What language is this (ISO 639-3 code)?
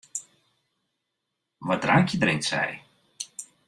fry